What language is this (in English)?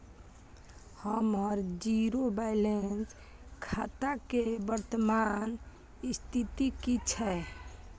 Maithili